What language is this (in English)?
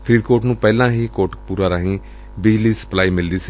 Punjabi